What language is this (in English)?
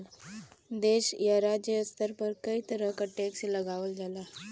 Bhojpuri